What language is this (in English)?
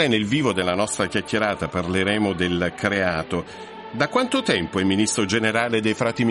Italian